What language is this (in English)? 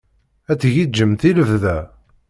Kabyle